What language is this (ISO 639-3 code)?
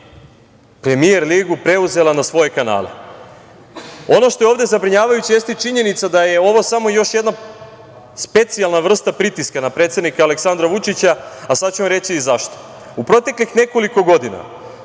srp